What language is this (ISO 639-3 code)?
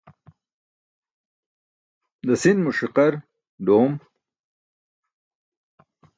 bsk